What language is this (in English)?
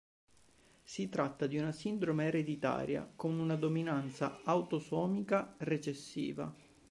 Italian